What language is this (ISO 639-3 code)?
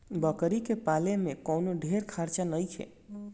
bho